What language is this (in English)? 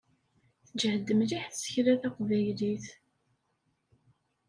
Kabyle